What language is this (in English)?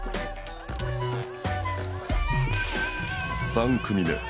Japanese